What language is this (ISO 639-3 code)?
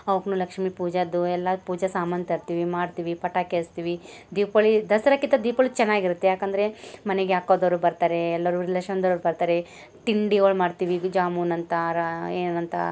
kan